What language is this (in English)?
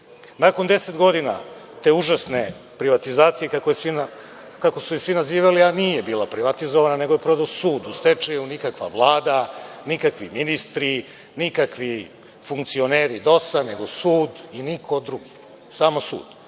Serbian